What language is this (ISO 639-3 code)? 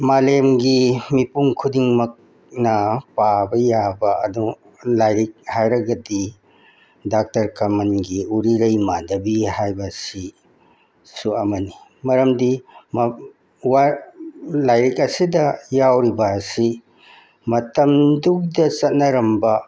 mni